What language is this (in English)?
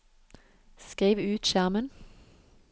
Norwegian